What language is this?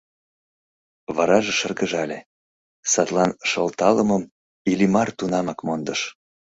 Mari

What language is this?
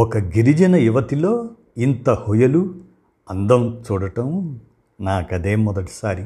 Telugu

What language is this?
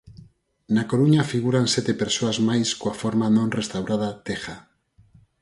Galician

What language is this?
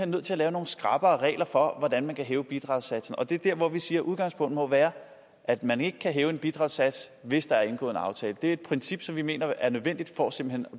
Danish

